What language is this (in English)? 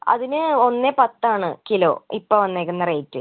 Malayalam